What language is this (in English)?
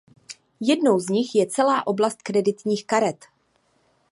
Czech